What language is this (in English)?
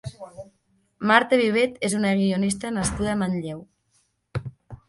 Catalan